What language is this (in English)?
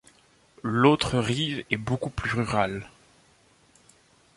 French